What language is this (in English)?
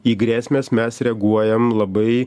Lithuanian